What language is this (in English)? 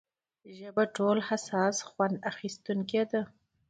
Pashto